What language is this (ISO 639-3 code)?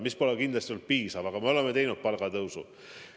est